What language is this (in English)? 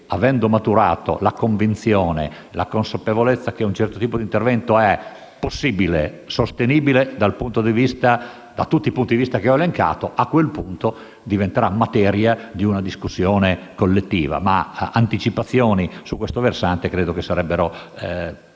Italian